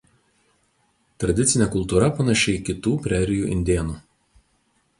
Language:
Lithuanian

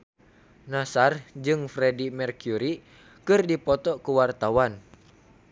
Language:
Sundanese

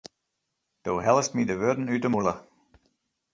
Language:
Western Frisian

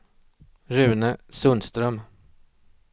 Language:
Swedish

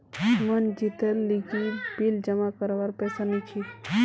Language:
Magahi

